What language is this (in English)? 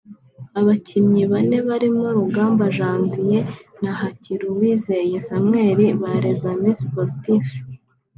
Kinyarwanda